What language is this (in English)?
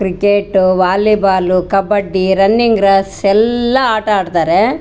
Kannada